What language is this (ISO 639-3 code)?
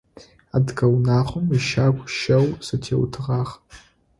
ady